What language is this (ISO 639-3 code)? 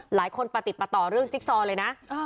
tha